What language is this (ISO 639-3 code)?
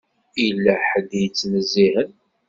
kab